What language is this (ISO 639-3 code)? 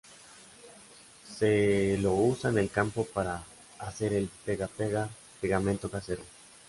spa